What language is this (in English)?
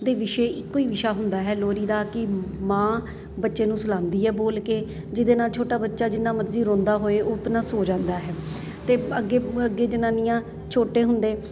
Punjabi